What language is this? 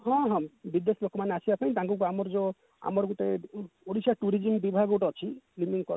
Odia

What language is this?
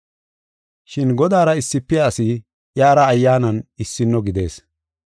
Gofa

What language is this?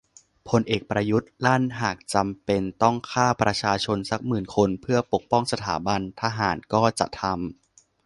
Thai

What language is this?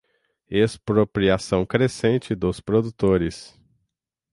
Portuguese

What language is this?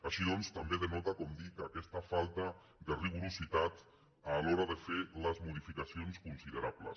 Catalan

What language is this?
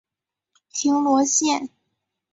Chinese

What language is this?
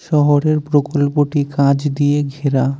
Bangla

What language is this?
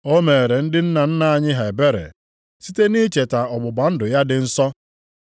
Igbo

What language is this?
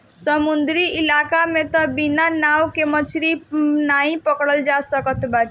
Bhojpuri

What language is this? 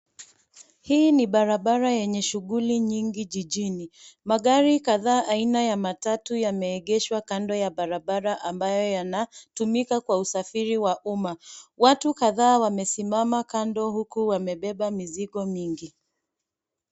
Swahili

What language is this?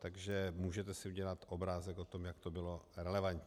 Czech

